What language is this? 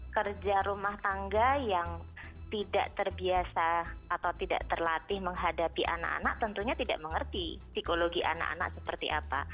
Indonesian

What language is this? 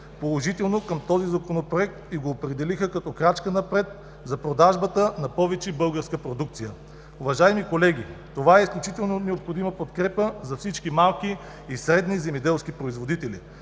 Bulgarian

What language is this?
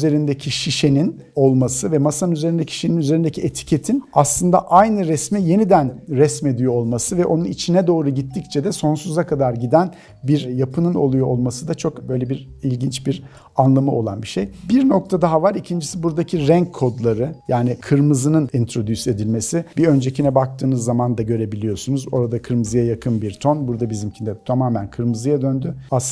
Turkish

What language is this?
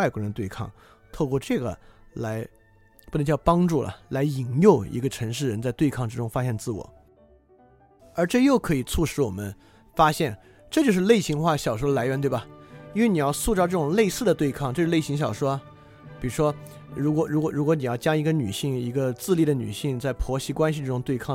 Chinese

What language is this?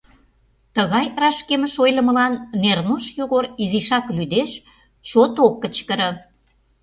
Mari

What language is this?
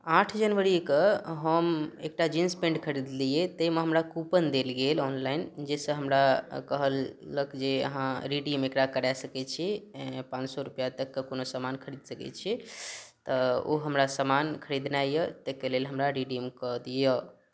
Maithili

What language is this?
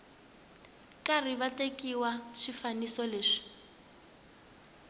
Tsonga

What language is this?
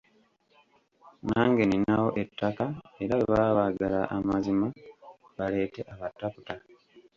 Ganda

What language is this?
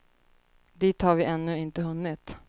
Swedish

